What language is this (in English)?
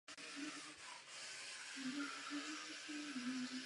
Czech